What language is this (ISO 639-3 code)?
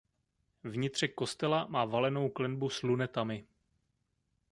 ces